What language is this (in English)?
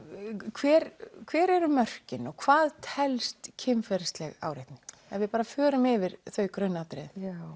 Icelandic